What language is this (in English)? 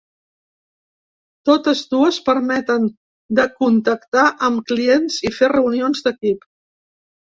Catalan